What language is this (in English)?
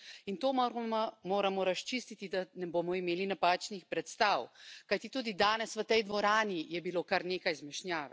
Slovenian